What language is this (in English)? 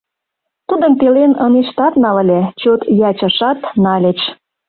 Mari